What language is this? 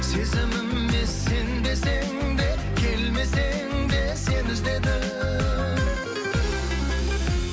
Kazakh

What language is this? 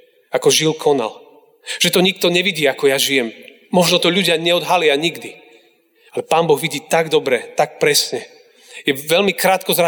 Slovak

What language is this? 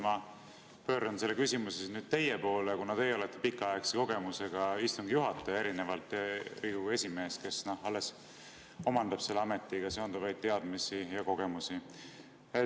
Estonian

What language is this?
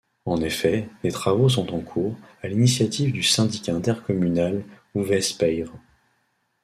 French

